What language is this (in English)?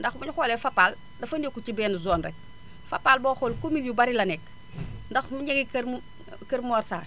Wolof